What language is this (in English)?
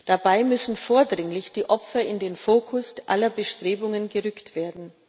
German